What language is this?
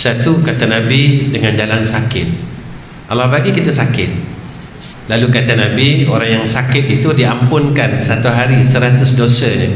Malay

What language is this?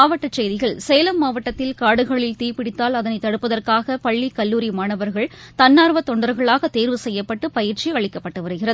Tamil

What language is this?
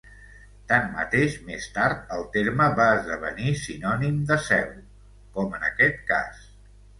Catalan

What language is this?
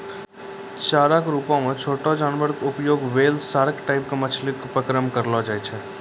Maithili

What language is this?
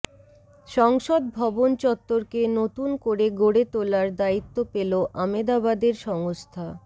Bangla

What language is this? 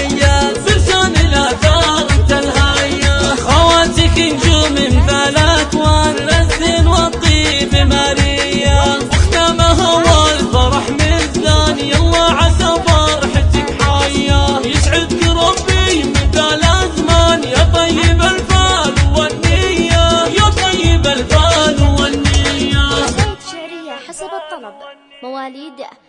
Arabic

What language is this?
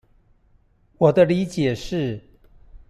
Chinese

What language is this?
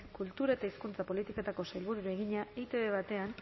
Basque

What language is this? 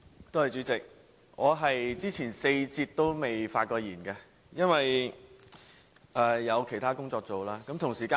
Cantonese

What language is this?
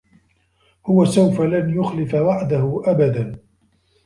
Arabic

